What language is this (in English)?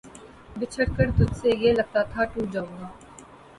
Urdu